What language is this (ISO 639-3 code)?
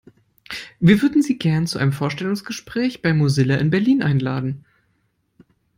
deu